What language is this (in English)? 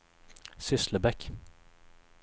Swedish